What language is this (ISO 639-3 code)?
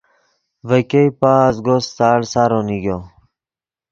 ydg